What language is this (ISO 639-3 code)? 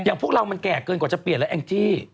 tha